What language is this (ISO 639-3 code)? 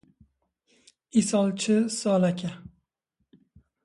kur